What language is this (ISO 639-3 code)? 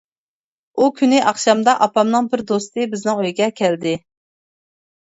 uig